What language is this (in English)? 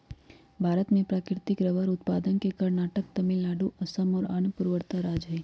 Magahi